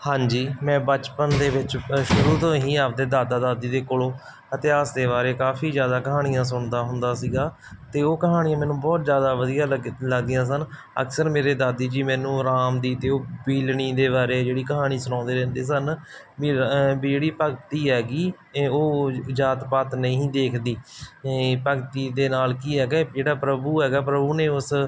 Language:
Punjabi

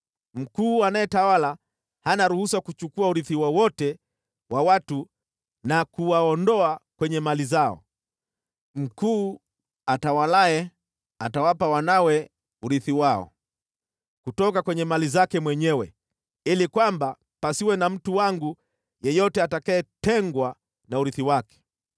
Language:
Swahili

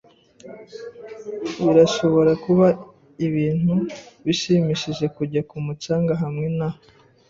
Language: Kinyarwanda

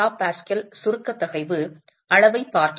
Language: Tamil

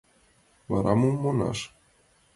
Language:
Mari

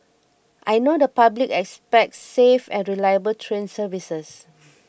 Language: English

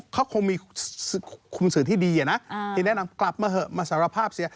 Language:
Thai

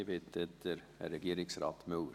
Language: Swiss German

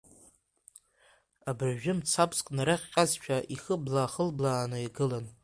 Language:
Abkhazian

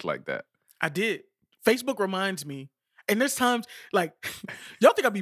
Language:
English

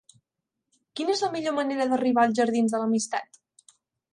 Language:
Catalan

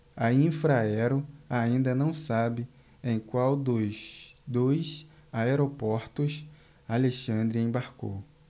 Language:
Portuguese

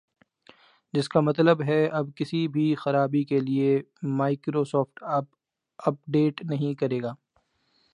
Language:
Urdu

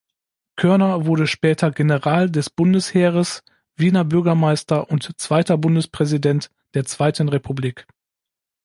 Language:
German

